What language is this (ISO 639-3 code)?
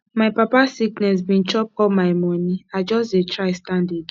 pcm